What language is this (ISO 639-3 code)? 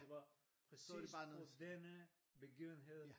dan